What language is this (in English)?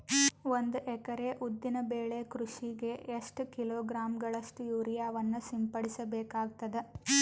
Kannada